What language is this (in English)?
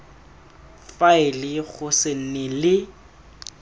Tswana